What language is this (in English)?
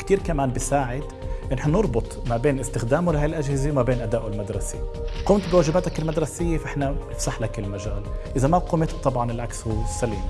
Arabic